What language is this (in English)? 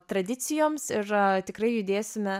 Lithuanian